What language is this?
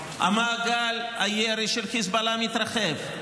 Hebrew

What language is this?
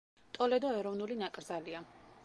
Georgian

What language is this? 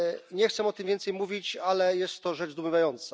Polish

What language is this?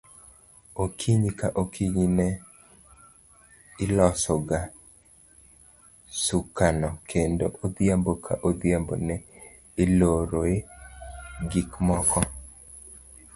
Luo (Kenya and Tanzania)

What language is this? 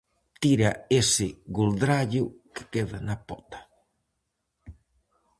Galician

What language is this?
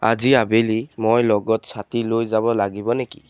Assamese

